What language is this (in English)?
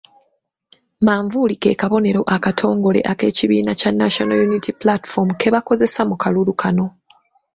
Ganda